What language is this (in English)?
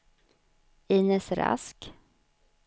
Swedish